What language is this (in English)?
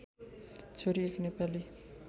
Nepali